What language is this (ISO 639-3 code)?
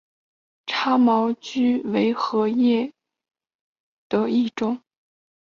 zho